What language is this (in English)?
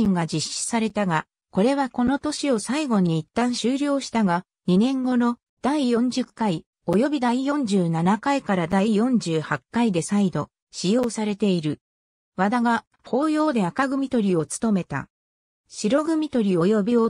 Japanese